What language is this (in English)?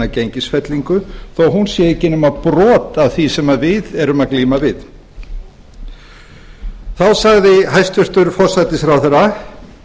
Icelandic